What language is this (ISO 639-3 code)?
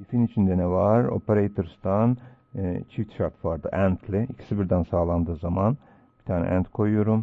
tur